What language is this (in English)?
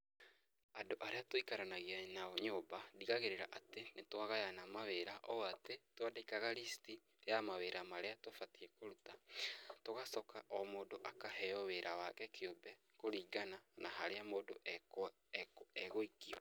Kikuyu